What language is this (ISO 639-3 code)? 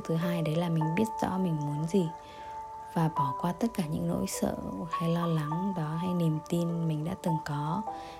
vie